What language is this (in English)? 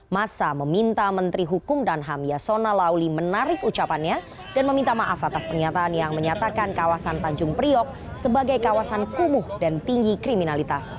Indonesian